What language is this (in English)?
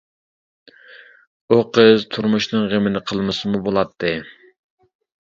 Uyghur